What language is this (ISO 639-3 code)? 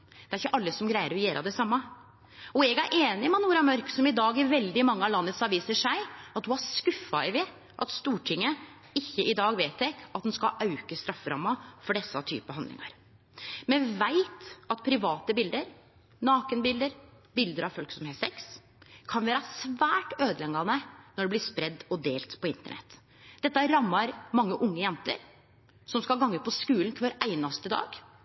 nno